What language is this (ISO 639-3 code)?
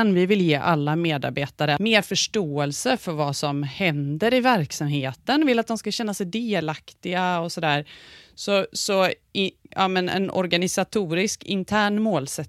swe